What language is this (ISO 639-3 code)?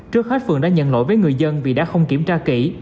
vie